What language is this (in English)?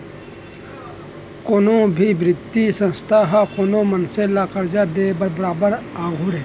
Chhattisgarhi